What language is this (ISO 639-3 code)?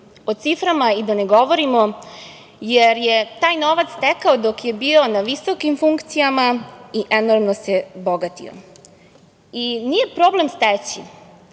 srp